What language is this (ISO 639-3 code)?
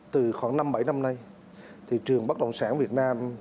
vie